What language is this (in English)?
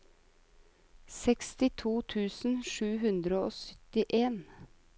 Norwegian